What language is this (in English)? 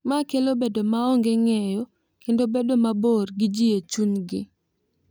Luo (Kenya and Tanzania)